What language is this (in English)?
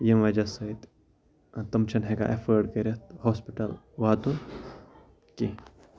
Kashmiri